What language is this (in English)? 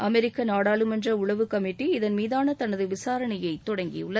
Tamil